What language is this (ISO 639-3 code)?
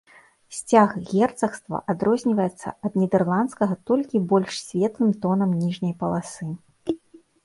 bel